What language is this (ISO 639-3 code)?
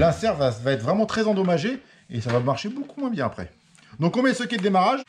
fra